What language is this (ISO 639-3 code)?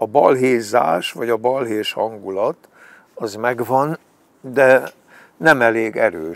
hun